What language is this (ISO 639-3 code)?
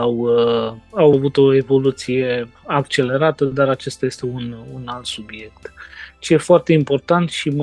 ron